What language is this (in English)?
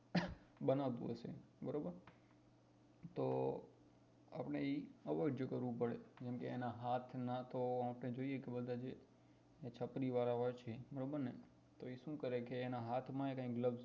Gujarati